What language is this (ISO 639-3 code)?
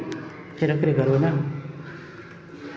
mai